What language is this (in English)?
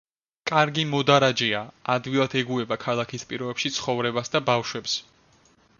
Georgian